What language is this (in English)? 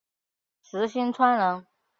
Chinese